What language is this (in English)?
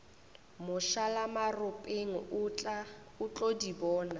Northern Sotho